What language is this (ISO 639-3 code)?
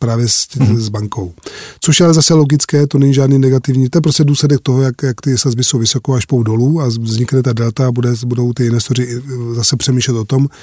ces